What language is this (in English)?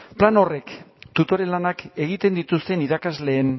Basque